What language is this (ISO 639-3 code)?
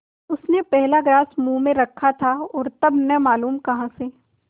hin